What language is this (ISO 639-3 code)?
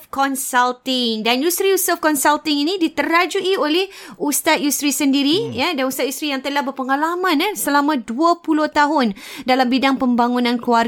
msa